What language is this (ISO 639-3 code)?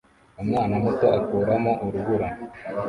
kin